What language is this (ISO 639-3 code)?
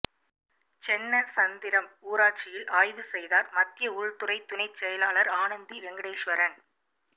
tam